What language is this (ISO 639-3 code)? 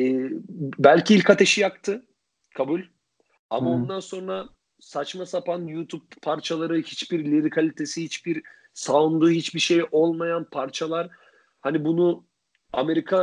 tur